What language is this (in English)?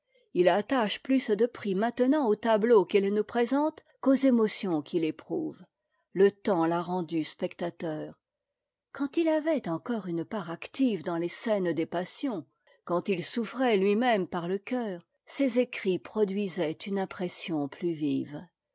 French